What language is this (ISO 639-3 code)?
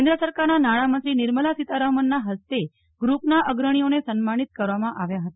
guj